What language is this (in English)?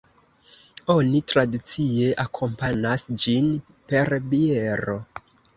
Esperanto